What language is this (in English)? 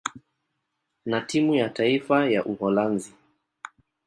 Swahili